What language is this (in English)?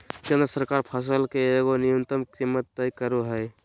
Magahi